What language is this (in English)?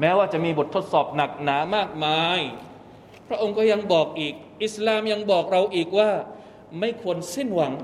Thai